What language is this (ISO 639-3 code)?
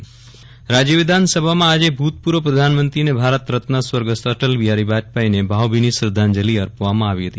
guj